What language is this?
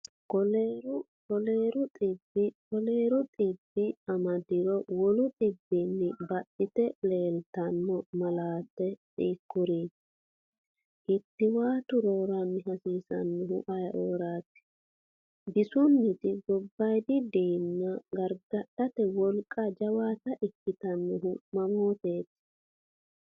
Sidamo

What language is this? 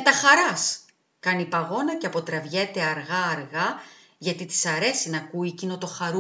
Greek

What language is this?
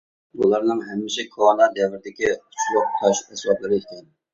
Uyghur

